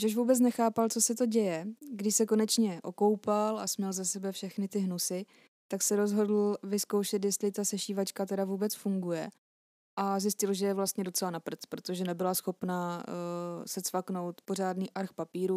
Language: Czech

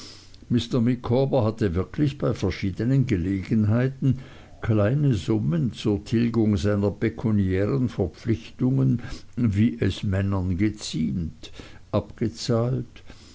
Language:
German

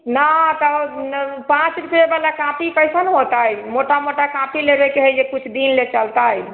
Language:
Maithili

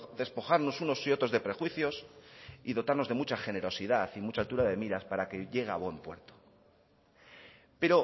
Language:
Spanish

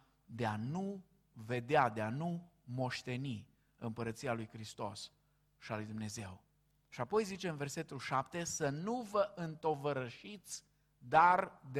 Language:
Romanian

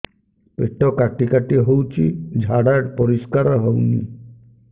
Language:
Odia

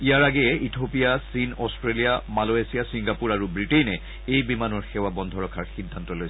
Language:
Assamese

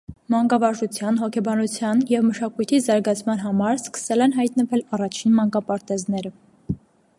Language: Armenian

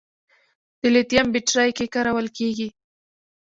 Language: Pashto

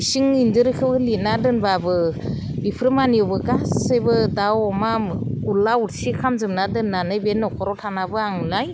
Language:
Bodo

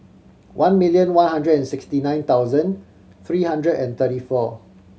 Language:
English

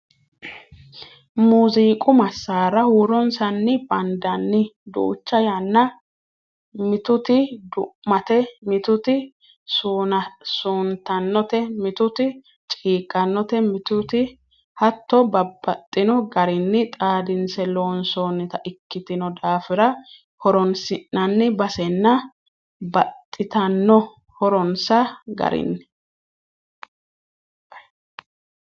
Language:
Sidamo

